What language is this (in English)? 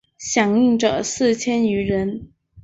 Chinese